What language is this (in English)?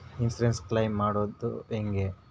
Kannada